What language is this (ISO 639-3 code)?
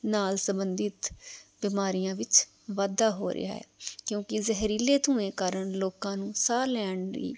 pan